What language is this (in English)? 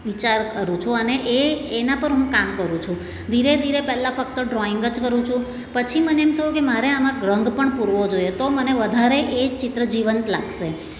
Gujarati